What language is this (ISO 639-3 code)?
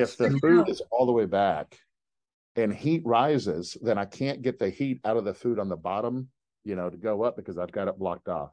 eng